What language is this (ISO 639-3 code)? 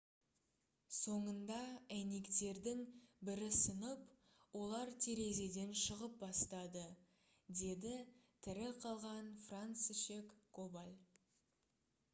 kaz